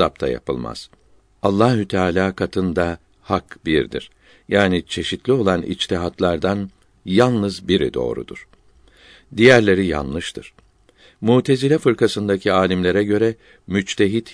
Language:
Turkish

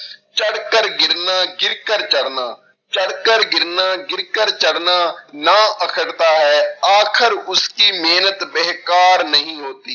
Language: Punjabi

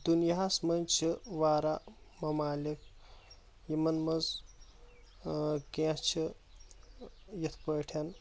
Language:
Kashmiri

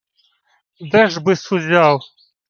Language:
Ukrainian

